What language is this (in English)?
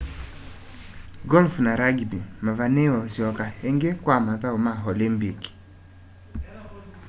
Kamba